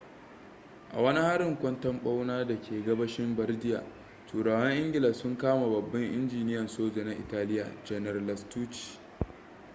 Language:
Hausa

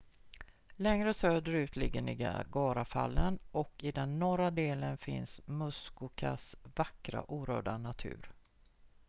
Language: Swedish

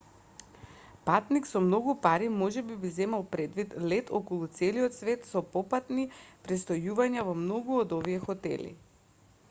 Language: Macedonian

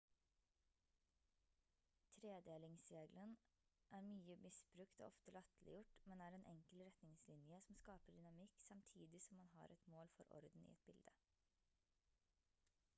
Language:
Norwegian Bokmål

